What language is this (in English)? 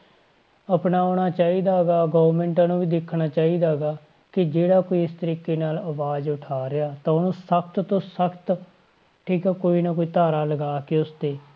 Punjabi